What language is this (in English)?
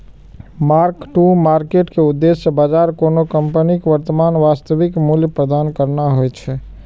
Maithili